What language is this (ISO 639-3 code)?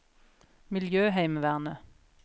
nor